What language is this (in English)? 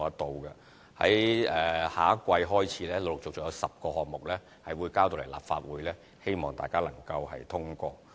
Cantonese